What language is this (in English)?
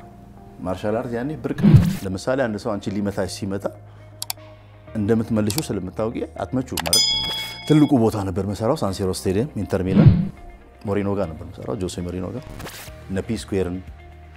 Arabic